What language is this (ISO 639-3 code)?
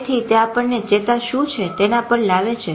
guj